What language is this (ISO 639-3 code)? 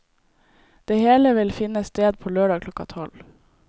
nor